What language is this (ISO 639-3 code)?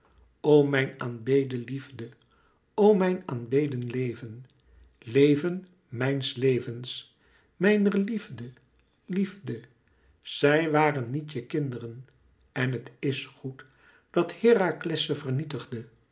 nld